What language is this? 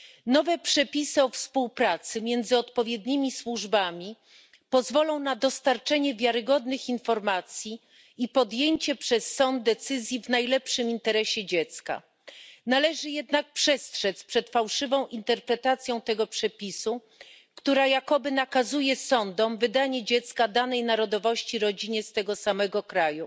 Polish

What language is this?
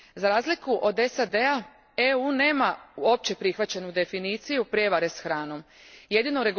Croatian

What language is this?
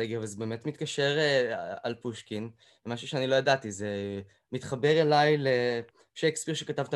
Hebrew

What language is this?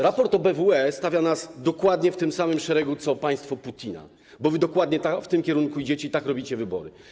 Polish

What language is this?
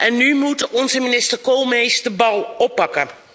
Dutch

